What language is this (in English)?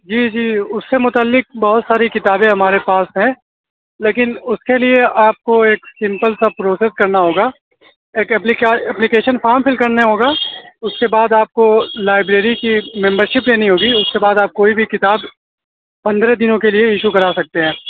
Urdu